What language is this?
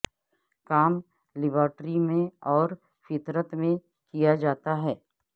Urdu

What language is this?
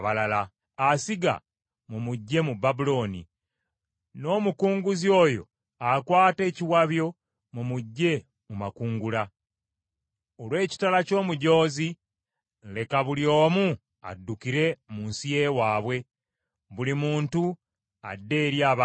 Ganda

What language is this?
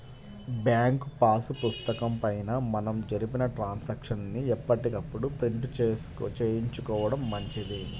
Telugu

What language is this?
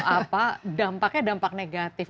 Indonesian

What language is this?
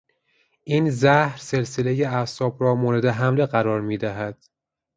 Persian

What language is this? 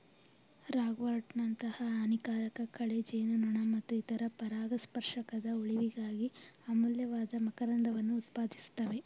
Kannada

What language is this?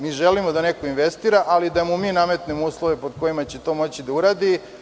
Serbian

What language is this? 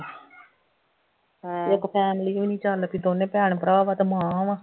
Punjabi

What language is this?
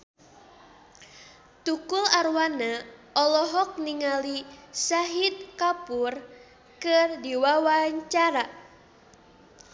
Sundanese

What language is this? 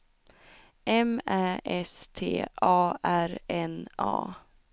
Swedish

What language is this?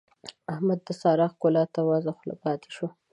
Pashto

